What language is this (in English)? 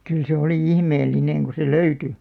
Finnish